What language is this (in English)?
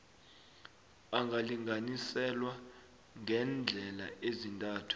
South Ndebele